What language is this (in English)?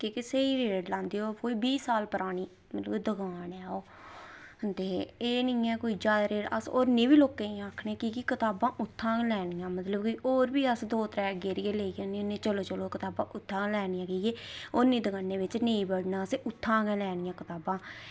Dogri